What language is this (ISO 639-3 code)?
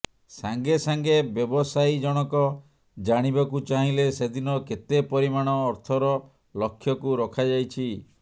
ori